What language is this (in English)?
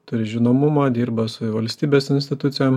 Lithuanian